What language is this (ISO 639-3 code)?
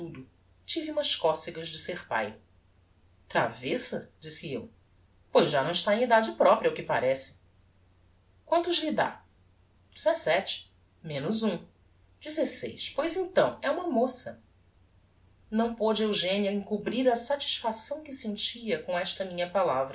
por